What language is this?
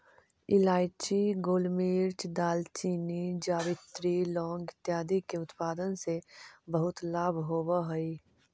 Magahi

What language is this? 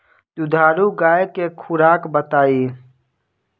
Bhojpuri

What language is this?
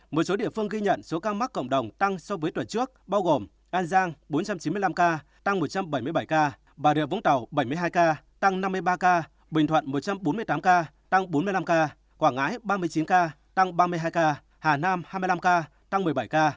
Vietnamese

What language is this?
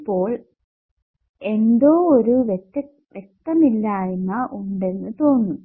Malayalam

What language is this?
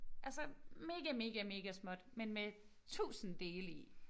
Danish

